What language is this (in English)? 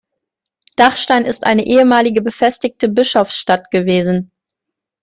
German